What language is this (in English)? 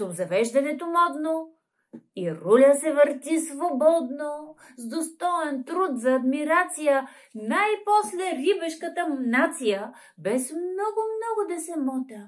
Bulgarian